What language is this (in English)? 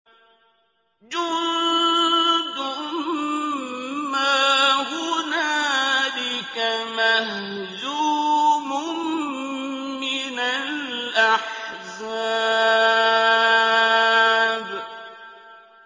Arabic